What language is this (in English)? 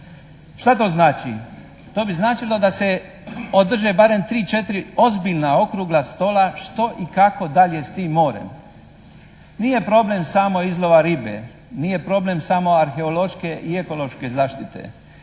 Croatian